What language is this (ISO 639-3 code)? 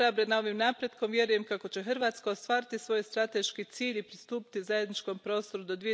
hrv